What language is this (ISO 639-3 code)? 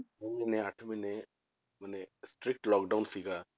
pan